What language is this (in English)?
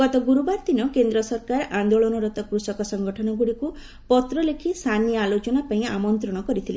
Odia